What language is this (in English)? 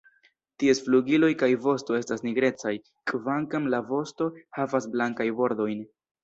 Esperanto